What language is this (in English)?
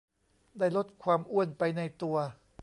Thai